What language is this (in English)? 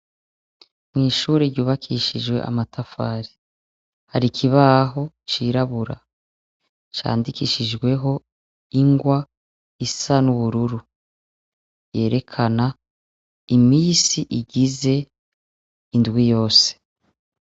Rundi